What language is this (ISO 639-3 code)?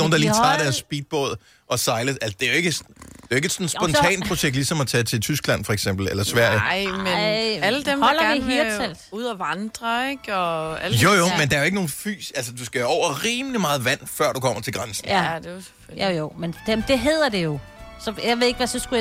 dan